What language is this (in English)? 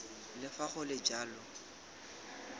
Tswana